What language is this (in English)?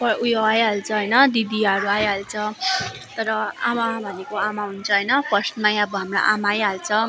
Nepali